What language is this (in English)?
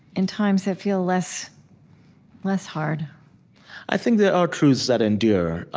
English